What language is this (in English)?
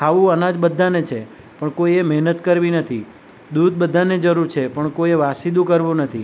Gujarati